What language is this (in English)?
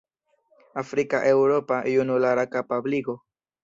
Esperanto